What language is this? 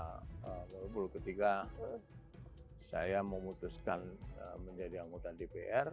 Indonesian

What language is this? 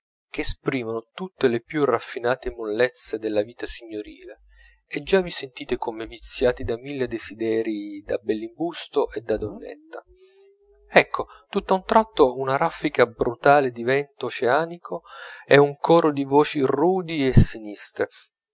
Italian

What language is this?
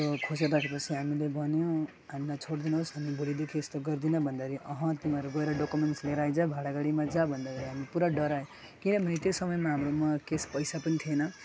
Nepali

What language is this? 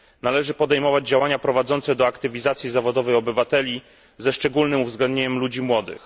Polish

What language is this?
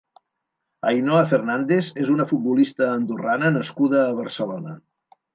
Catalan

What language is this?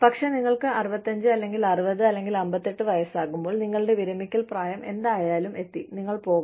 Malayalam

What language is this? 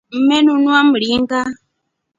Rombo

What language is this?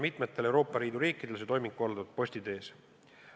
Estonian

